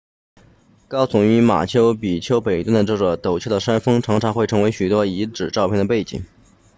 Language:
Chinese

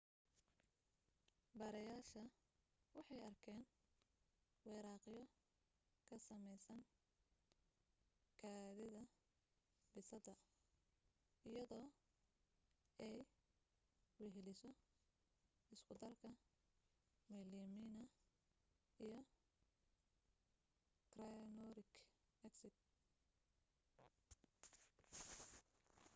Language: Somali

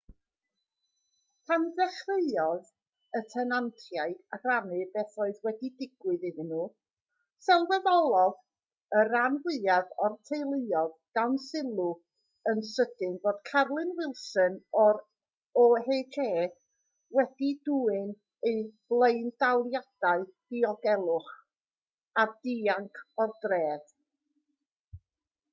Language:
Welsh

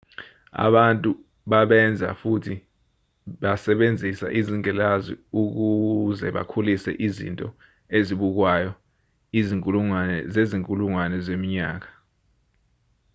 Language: Zulu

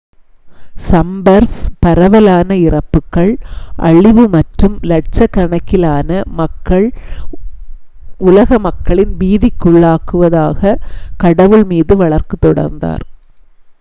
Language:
Tamil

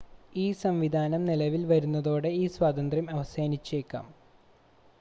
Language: Malayalam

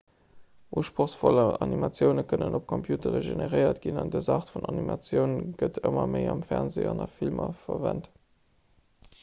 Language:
Luxembourgish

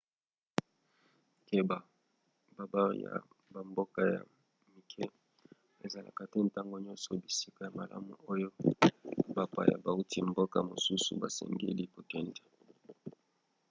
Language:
Lingala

